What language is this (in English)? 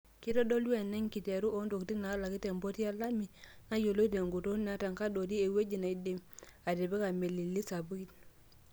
Masai